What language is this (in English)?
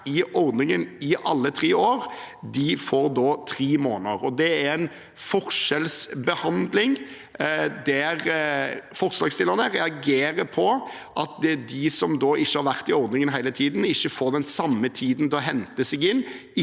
Norwegian